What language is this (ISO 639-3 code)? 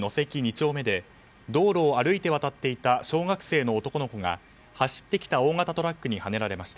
jpn